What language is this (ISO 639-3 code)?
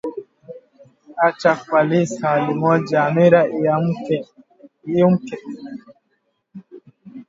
swa